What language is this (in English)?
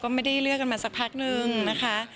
Thai